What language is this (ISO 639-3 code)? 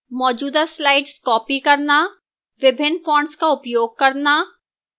hin